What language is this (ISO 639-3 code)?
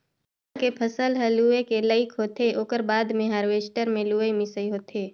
hne